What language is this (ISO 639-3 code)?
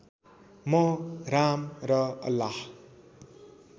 nep